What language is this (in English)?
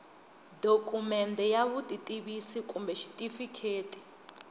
Tsonga